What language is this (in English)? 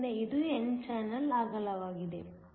Kannada